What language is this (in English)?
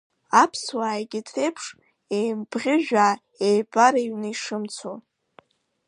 Abkhazian